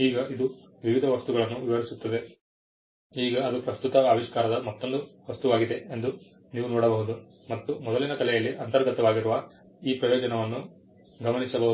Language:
Kannada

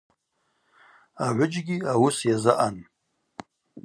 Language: Abaza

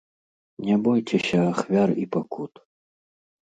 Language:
Belarusian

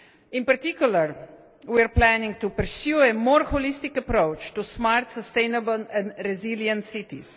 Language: English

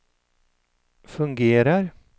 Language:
Swedish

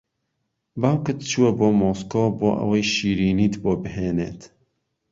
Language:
Central Kurdish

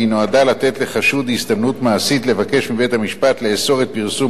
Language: Hebrew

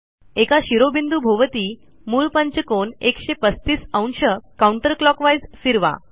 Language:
Marathi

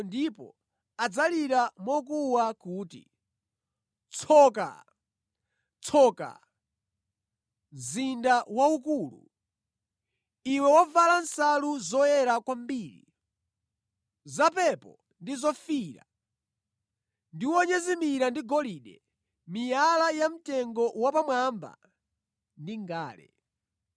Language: Nyanja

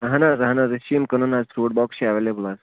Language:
Kashmiri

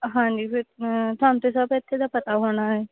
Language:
Punjabi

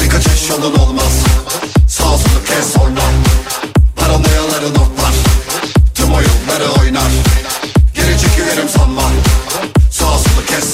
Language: Turkish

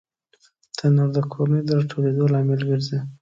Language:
Pashto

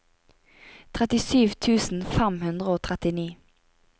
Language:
Norwegian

